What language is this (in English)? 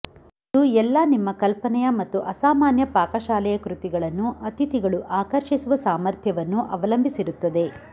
Kannada